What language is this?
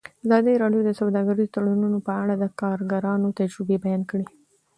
Pashto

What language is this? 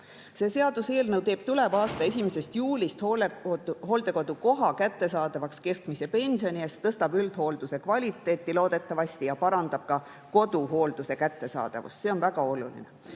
Estonian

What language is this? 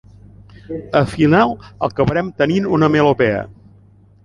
Catalan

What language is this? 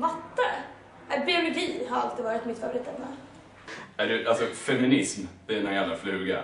Swedish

